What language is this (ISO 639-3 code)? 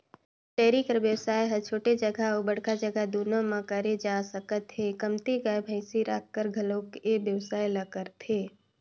hne